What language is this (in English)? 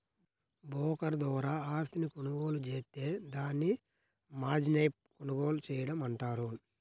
Telugu